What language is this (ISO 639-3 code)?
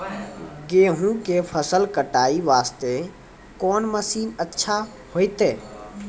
mai